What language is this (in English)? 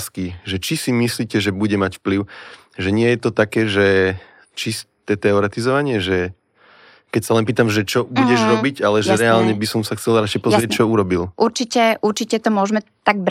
Slovak